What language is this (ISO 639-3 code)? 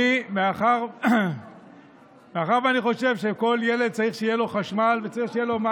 heb